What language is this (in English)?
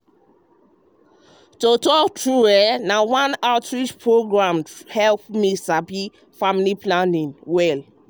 Nigerian Pidgin